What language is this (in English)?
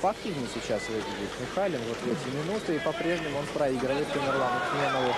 Russian